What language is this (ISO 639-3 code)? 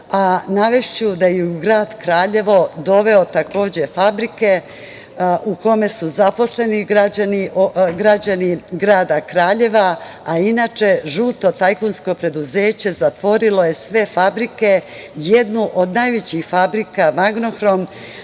srp